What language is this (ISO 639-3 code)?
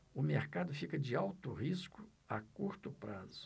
por